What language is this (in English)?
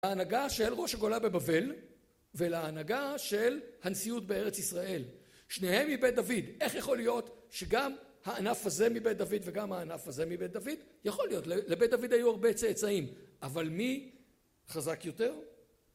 Hebrew